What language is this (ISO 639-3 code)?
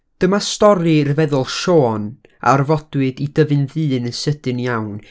cym